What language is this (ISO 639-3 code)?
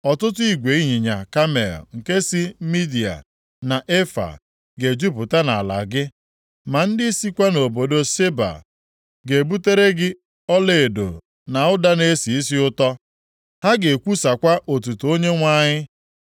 ibo